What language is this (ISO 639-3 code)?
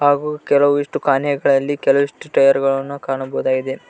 kan